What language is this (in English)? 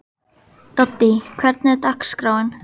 Icelandic